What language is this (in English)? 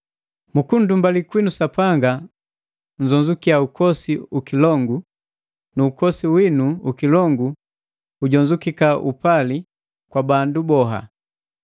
Matengo